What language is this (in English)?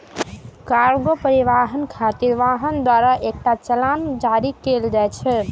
Maithili